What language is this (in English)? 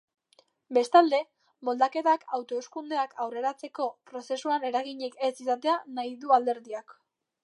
Basque